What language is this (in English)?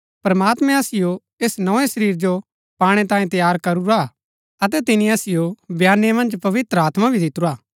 Gaddi